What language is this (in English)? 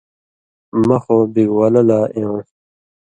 Indus Kohistani